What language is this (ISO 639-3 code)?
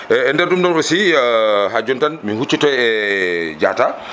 ful